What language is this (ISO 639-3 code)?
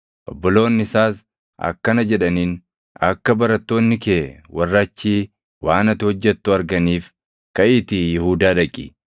orm